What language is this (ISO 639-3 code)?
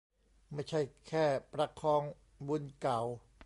tha